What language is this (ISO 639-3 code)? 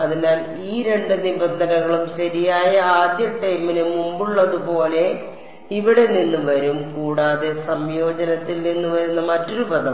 mal